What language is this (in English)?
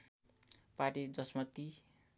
Nepali